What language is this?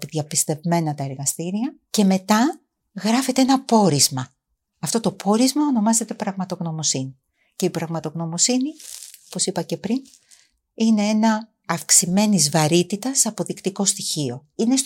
Greek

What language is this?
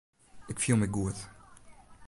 Western Frisian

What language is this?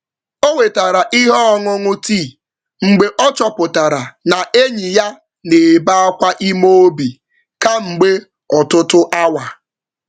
Igbo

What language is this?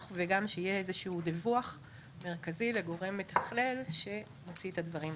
Hebrew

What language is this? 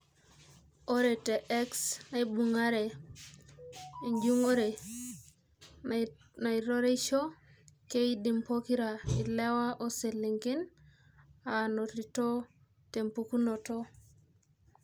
Masai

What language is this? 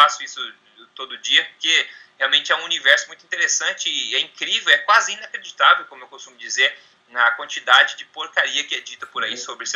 Portuguese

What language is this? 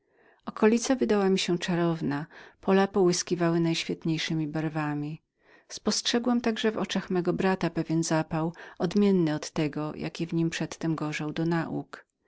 Polish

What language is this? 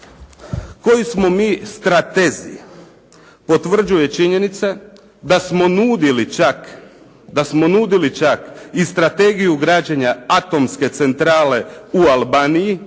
Croatian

